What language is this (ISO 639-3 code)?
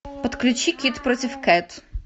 rus